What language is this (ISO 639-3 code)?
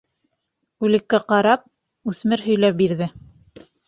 bak